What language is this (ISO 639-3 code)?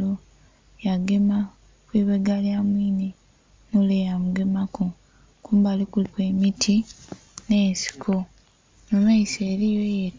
xog